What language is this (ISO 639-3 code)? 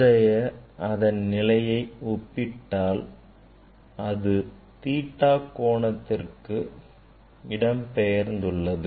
tam